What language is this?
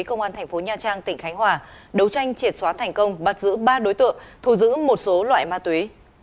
Vietnamese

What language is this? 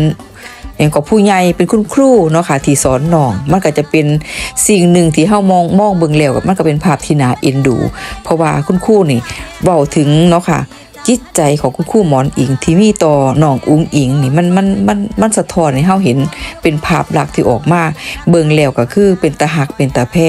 Thai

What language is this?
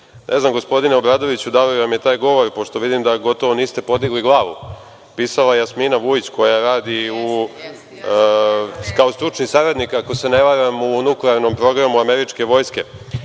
Serbian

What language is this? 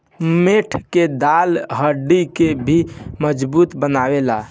Bhojpuri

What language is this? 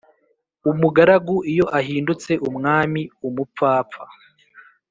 Kinyarwanda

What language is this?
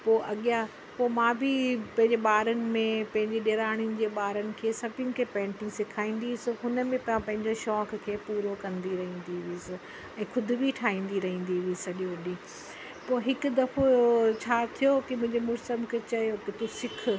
Sindhi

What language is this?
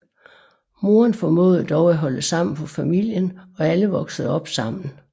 Danish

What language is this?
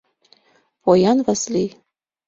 Mari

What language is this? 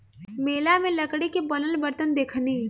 Bhojpuri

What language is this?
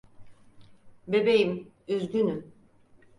Turkish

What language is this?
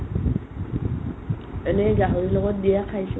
Assamese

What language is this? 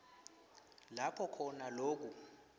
Swati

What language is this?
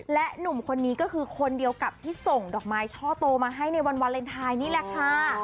Thai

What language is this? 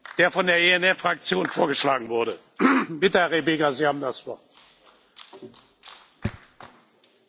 Romanian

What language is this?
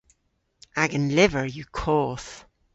Cornish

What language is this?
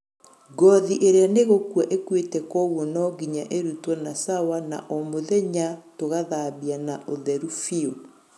Kikuyu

